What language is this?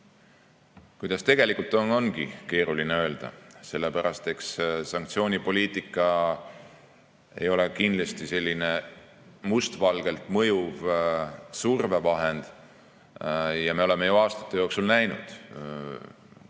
Estonian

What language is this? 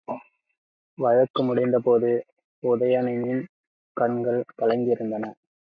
Tamil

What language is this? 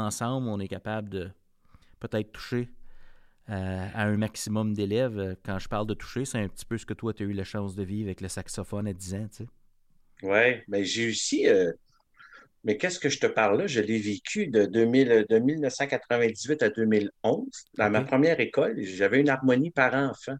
French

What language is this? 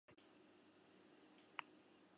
Basque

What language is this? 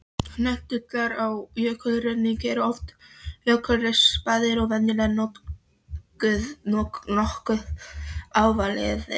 Icelandic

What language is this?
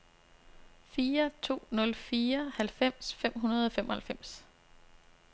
Danish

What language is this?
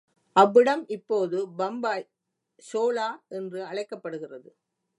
Tamil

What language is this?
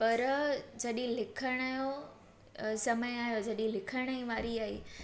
Sindhi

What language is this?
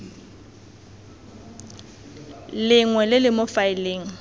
Tswana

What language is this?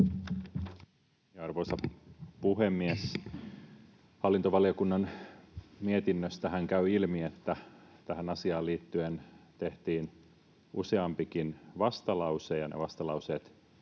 Finnish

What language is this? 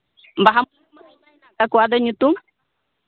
Santali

